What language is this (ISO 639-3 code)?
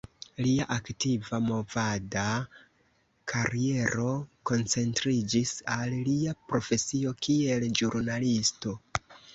epo